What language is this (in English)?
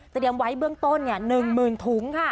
Thai